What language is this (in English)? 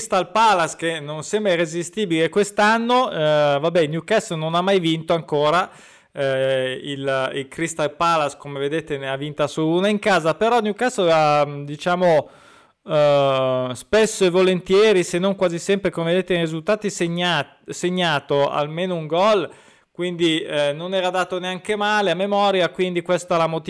Italian